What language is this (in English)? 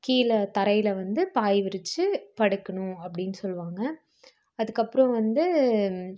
Tamil